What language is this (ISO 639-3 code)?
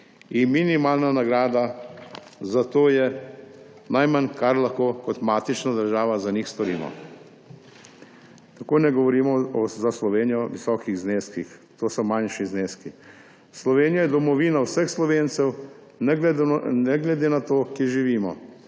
slv